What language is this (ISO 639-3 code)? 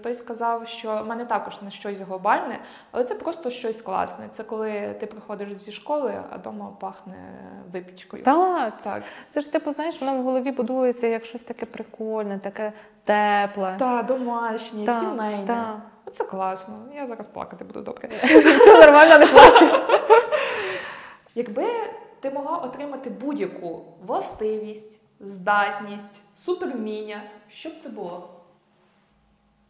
ukr